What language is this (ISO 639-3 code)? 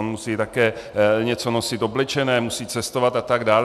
ces